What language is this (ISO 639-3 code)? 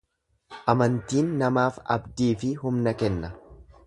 orm